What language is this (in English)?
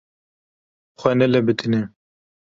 Kurdish